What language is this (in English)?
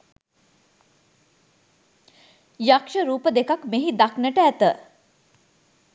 Sinhala